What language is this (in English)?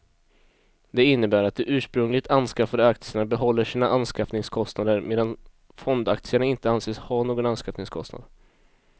Swedish